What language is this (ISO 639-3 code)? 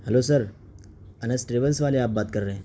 urd